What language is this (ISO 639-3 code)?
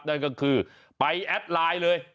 tha